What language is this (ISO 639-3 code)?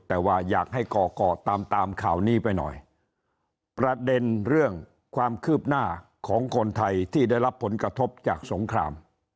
tha